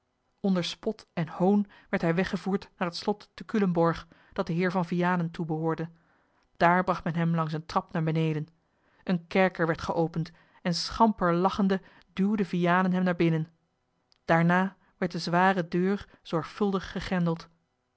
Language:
Dutch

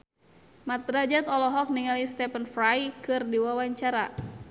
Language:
Sundanese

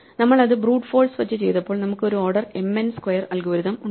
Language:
Malayalam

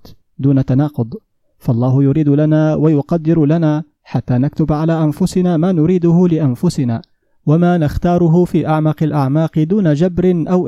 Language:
Arabic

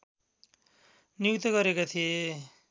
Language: Nepali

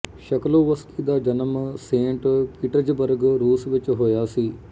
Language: Punjabi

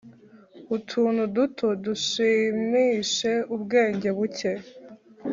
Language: Kinyarwanda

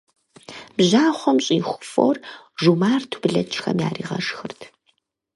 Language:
Kabardian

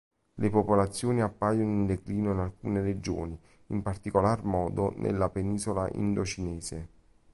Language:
Italian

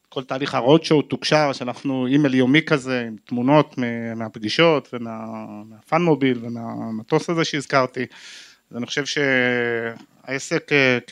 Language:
Hebrew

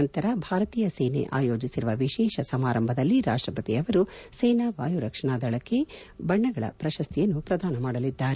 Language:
Kannada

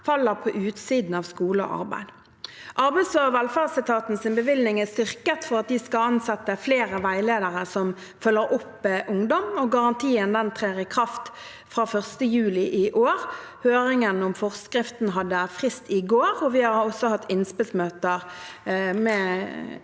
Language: Norwegian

